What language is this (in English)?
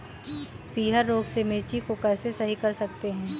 Hindi